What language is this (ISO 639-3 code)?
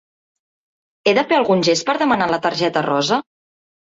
cat